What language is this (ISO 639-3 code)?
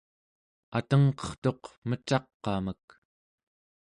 esu